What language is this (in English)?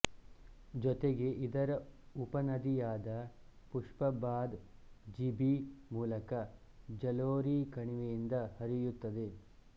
Kannada